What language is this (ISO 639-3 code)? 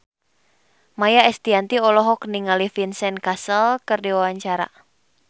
sun